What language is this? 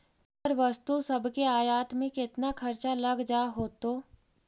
Magahi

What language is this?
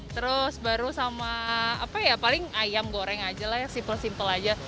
Indonesian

